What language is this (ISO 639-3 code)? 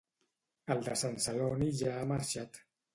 cat